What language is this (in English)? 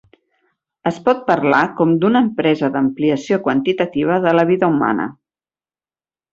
Catalan